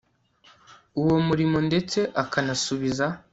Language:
Kinyarwanda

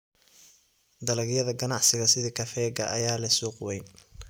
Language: Somali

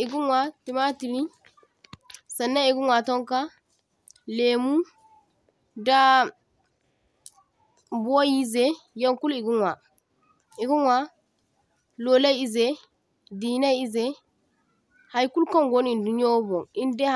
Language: Zarma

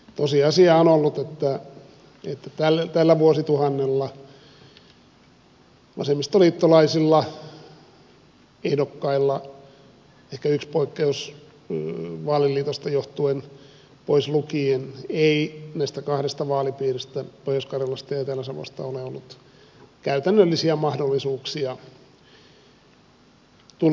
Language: Finnish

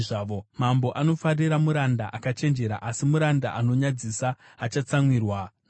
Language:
Shona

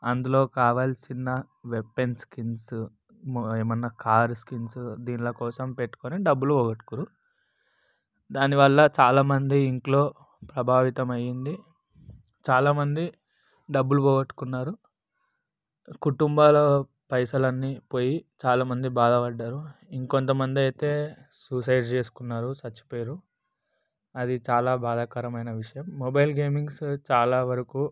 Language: Telugu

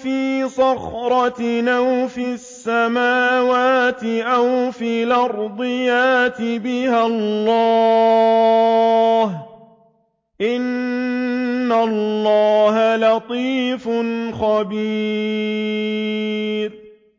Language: Arabic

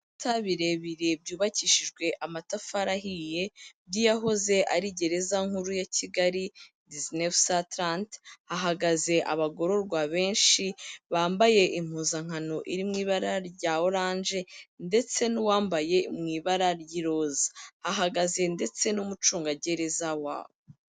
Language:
Kinyarwanda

